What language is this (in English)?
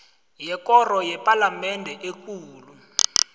South Ndebele